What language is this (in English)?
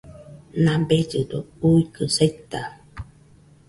Nüpode Huitoto